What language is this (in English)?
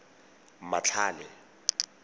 Tswana